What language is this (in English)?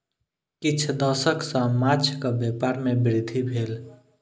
Maithili